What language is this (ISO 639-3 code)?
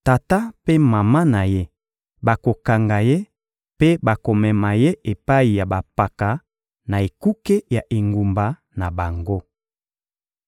lin